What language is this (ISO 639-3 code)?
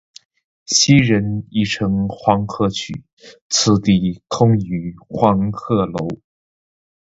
zho